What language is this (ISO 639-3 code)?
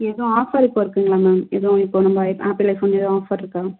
tam